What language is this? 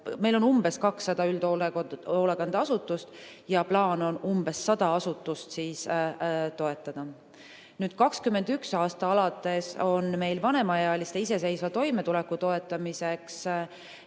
Estonian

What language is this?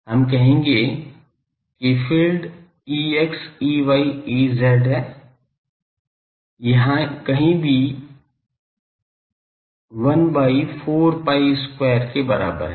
Hindi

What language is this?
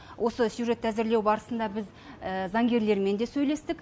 Kazakh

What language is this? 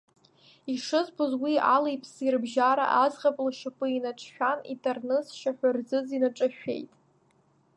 Abkhazian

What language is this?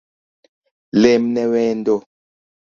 Luo (Kenya and Tanzania)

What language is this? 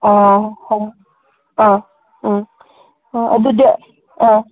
Manipuri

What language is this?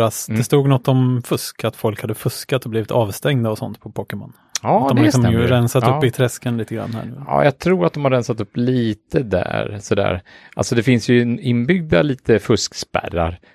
Swedish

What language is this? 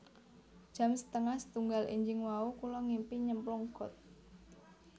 Javanese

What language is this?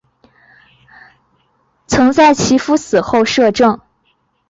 Chinese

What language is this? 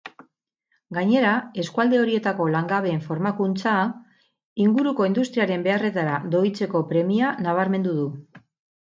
Basque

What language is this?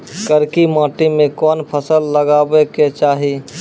Maithili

